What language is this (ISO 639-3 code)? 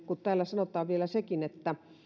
fin